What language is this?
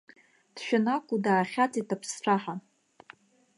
Abkhazian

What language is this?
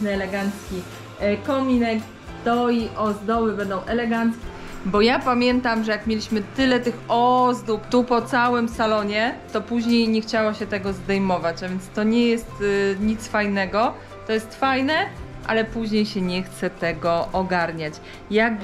Polish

